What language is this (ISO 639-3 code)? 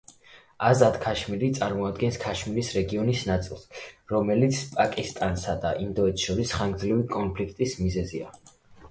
kat